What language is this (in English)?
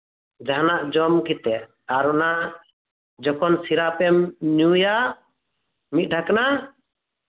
Santali